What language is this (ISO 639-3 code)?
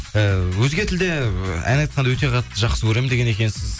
kaz